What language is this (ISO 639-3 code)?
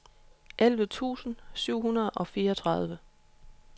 dan